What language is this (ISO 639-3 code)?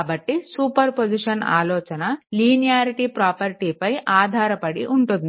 tel